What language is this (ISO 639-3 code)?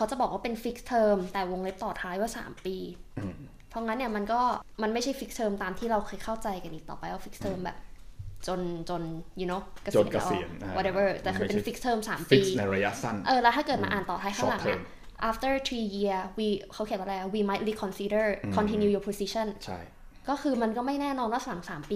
tha